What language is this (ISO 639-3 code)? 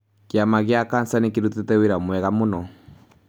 kik